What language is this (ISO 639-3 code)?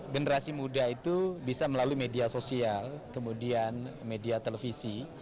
ind